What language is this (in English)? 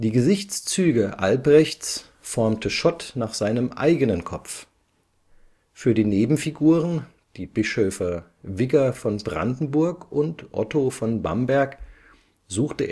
German